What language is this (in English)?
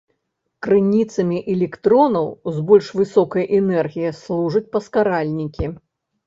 Belarusian